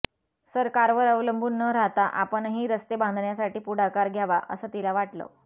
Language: Marathi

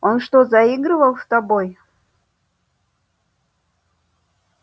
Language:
Russian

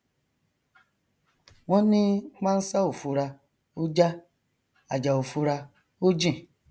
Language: Yoruba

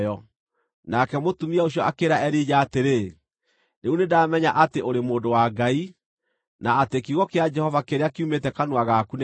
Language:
Kikuyu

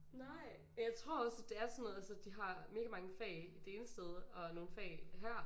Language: Danish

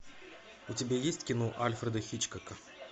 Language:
Russian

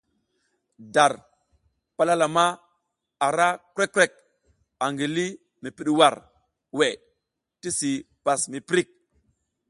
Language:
South Giziga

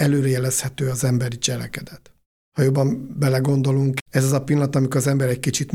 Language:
Hungarian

